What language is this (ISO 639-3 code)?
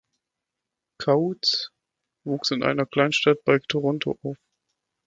deu